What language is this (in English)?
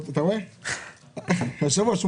Hebrew